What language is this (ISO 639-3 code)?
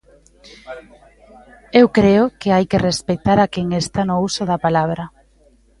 glg